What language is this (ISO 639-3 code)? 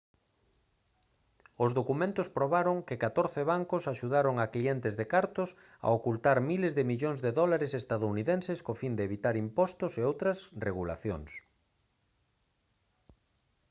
glg